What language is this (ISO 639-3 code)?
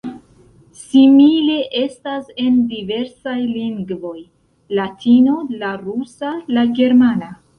epo